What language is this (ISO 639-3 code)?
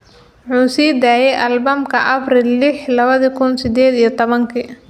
som